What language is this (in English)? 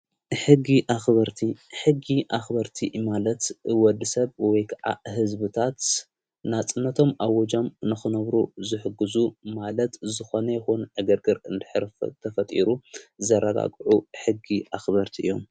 Tigrinya